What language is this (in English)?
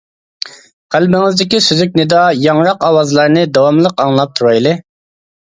Uyghur